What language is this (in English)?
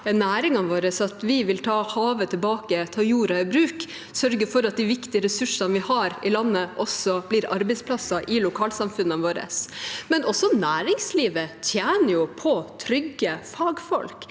Norwegian